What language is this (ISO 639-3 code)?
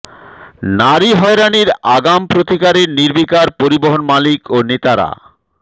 ben